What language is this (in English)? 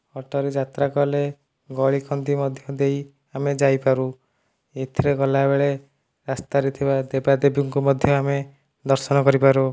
Odia